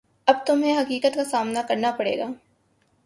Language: Urdu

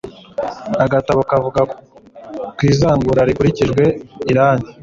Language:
Kinyarwanda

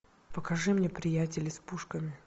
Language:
Russian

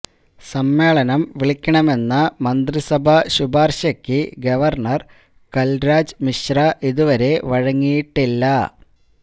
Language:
Malayalam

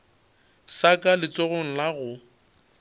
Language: Northern Sotho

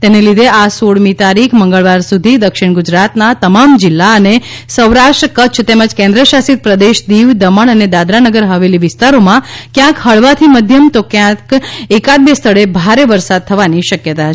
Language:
Gujarati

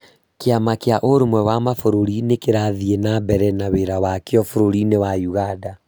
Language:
Kikuyu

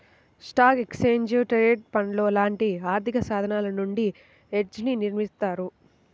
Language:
Telugu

